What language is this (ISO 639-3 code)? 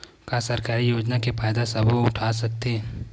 hne